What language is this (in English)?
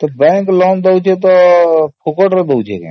Odia